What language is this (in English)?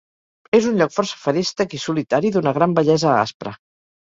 Catalan